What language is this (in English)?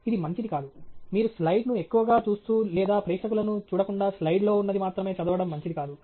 Telugu